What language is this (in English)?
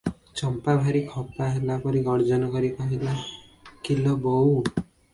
Odia